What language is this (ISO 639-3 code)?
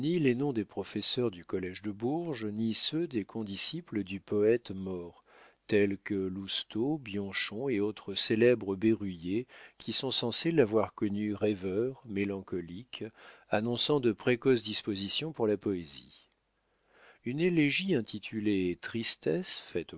fra